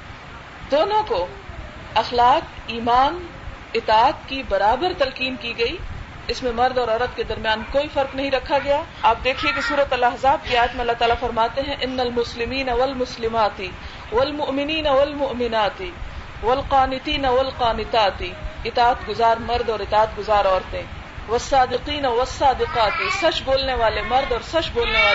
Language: Urdu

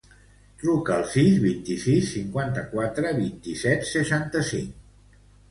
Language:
Catalan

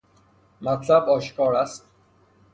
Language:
Persian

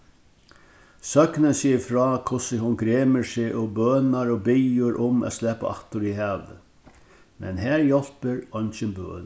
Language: Faroese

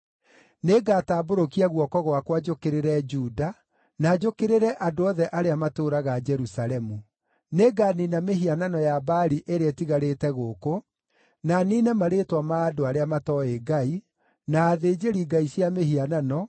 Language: Kikuyu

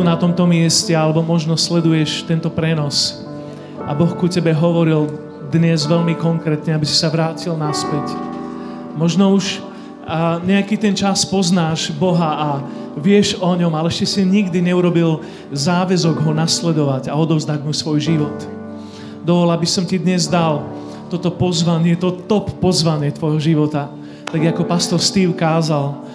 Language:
Slovak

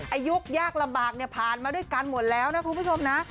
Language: Thai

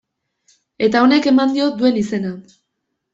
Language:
Basque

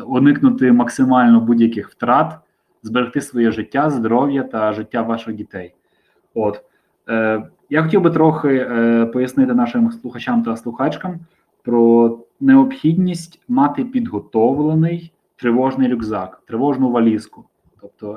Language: Ukrainian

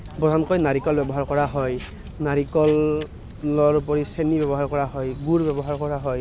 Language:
Assamese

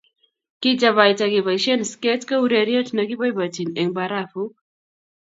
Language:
Kalenjin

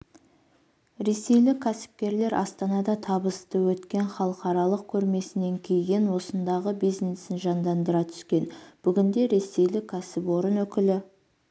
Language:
Kazakh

